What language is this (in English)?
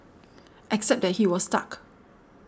English